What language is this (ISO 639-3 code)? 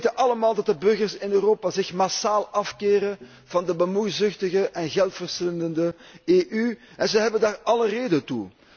nld